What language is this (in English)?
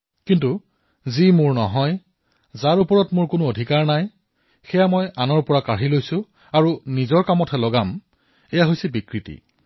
Assamese